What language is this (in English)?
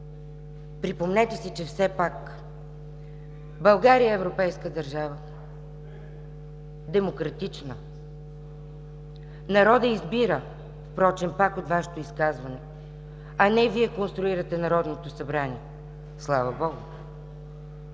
Bulgarian